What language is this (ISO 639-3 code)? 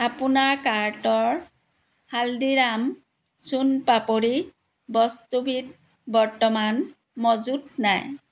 asm